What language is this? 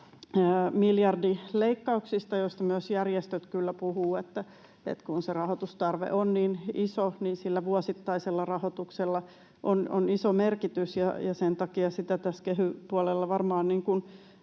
Finnish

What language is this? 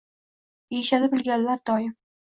Uzbek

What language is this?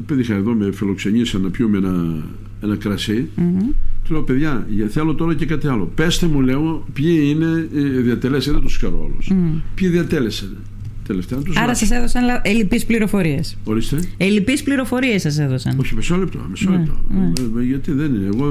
Greek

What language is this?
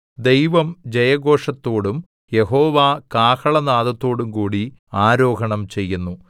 Malayalam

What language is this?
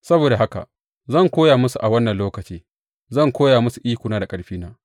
Hausa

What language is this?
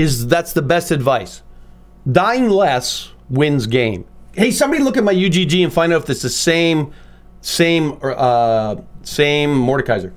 English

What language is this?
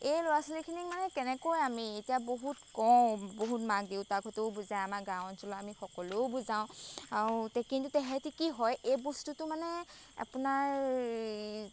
Assamese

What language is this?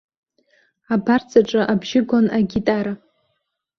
Abkhazian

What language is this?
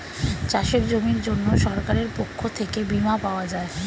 Bangla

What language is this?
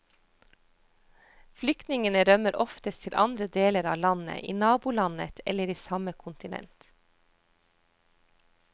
Norwegian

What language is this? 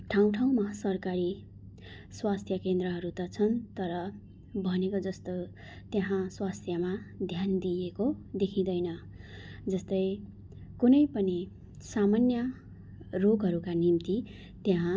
Nepali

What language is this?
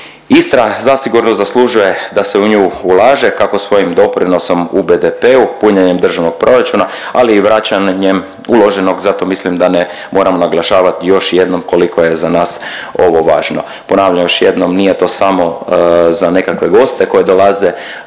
Croatian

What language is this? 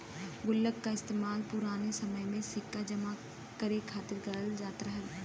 Bhojpuri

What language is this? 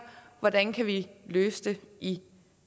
Danish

